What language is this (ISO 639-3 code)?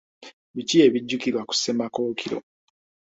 lug